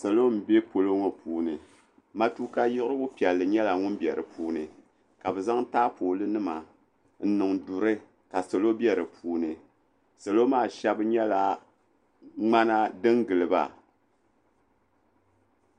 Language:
Dagbani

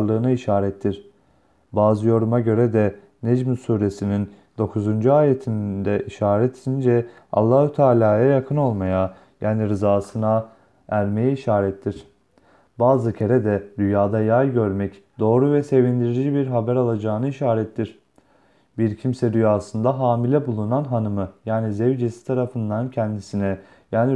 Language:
Turkish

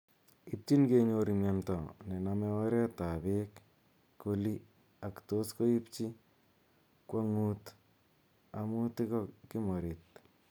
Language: Kalenjin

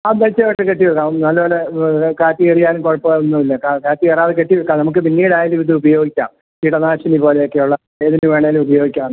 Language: Malayalam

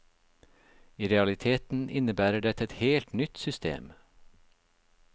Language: Norwegian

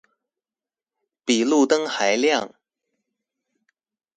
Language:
Chinese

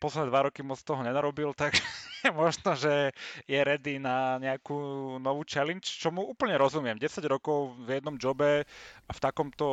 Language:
Slovak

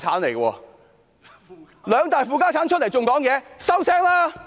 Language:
Cantonese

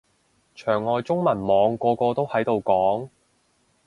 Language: Cantonese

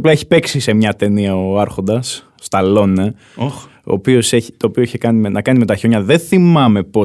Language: Greek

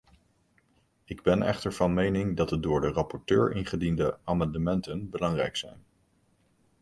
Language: Dutch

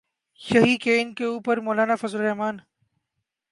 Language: Urdu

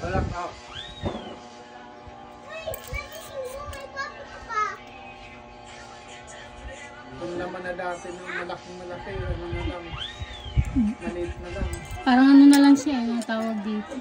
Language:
Filipino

